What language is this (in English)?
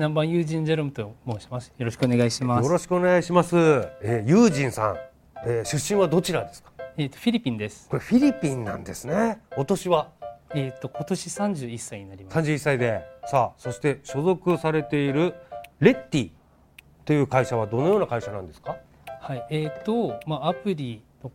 Japanese